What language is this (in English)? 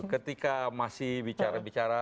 Indonesian